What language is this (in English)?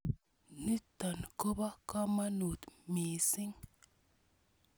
Kalenjin